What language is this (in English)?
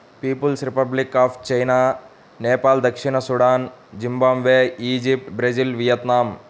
Telugu